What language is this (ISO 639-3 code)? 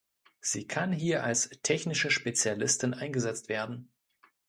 deu